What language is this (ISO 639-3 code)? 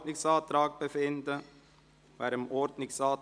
gsw